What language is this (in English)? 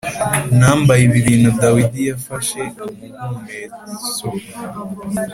Kinyarwanda